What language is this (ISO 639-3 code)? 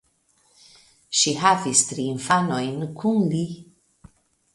epo